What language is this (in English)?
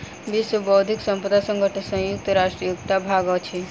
Maithili